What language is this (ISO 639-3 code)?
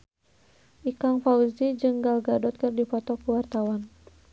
sun